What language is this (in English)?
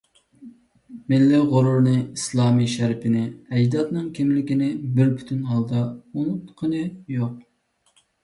Uyghur